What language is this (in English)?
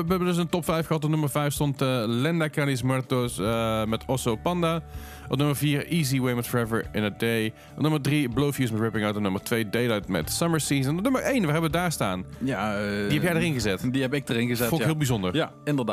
Dutch